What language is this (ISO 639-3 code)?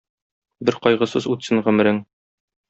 tat